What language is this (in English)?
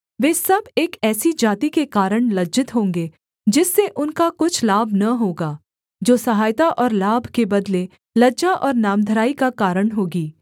Hindi